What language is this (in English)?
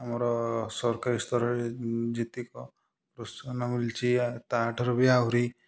Odia